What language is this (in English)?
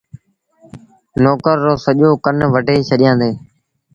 Sindhi Bhil